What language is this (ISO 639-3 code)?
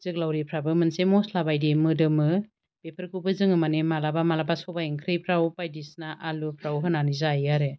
brx